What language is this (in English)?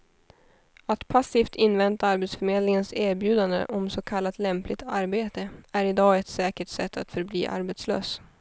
Swedish